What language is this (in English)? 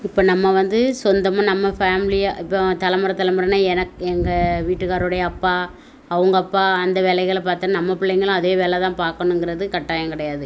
Tamil